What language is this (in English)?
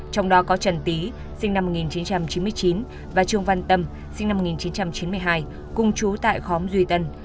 Vietnamese